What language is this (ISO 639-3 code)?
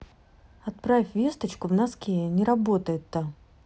rus